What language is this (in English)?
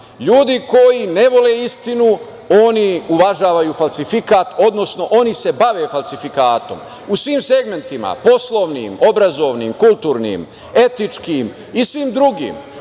Serbian